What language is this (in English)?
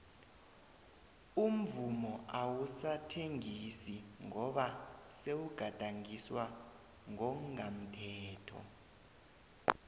South Ndebele